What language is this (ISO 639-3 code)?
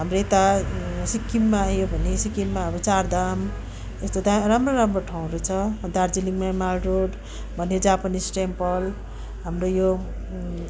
nep